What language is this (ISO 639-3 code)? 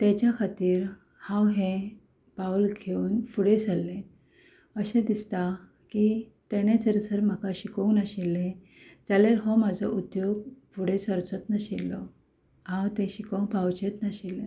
kok